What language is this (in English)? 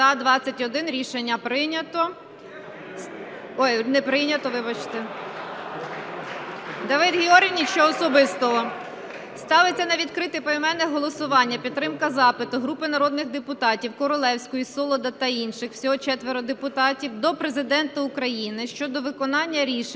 Ukrainian